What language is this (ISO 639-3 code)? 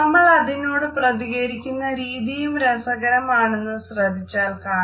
mal